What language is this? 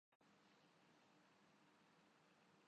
Urdu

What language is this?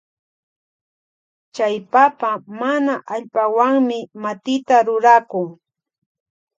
Loja Highland Quichua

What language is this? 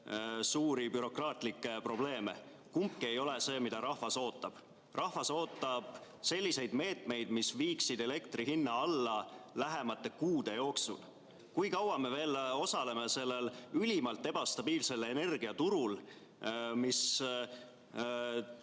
Estonian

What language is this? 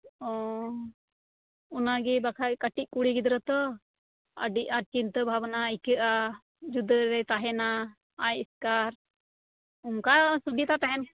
Santali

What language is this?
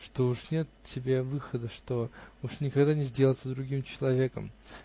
Russian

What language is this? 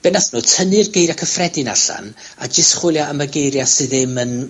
Welsh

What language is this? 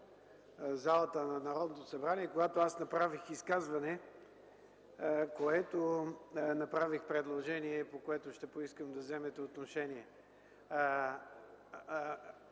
Bulgarian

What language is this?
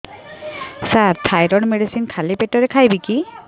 Odia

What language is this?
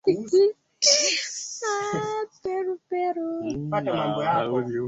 Swahili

